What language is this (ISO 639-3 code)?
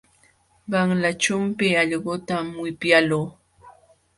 qxw